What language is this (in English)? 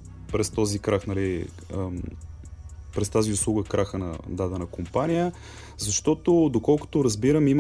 Bulgarian